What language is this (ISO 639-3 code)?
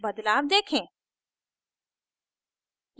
hin